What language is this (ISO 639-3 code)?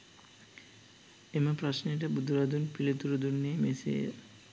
sin